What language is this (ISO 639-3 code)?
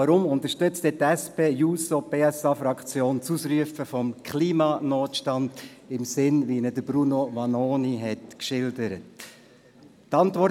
gsw